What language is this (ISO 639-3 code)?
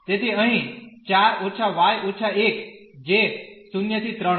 guj